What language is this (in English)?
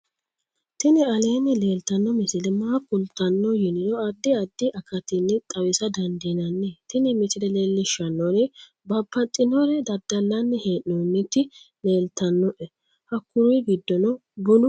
Sidamo